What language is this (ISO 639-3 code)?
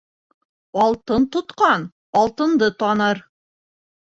bak